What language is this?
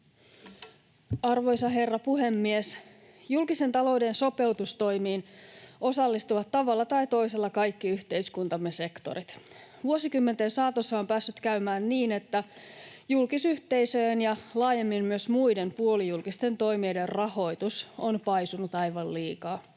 Finnish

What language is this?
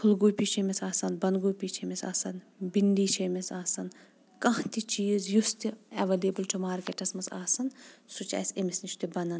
Kashmiri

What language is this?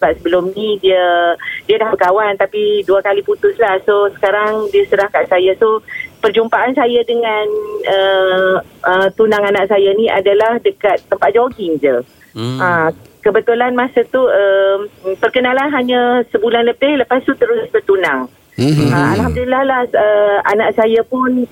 Malay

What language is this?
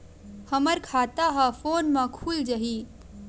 Chhattisgarhi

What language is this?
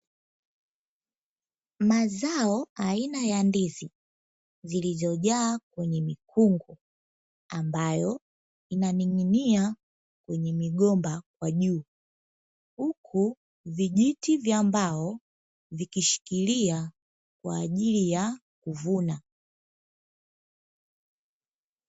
Swahili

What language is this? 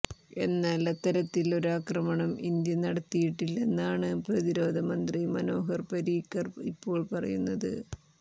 Malayalam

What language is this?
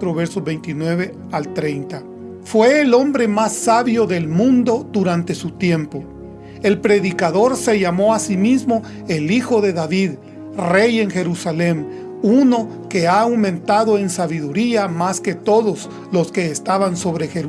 Spanish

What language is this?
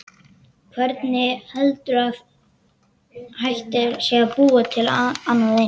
Icelandic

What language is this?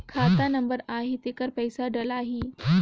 Chhattisgarhi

